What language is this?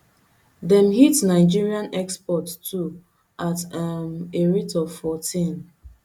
Nigerian Pidgin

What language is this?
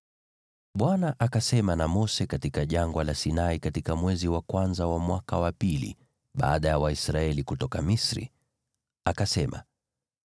Swahili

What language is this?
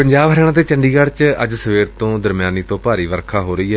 Punjabi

